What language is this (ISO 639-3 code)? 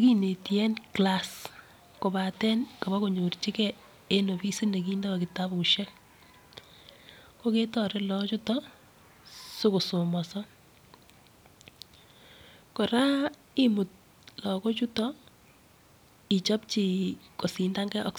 kln